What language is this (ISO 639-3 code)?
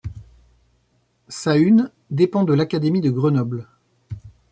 fra